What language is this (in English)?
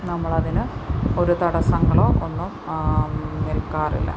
Malayalam